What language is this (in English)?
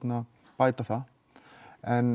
Icelandic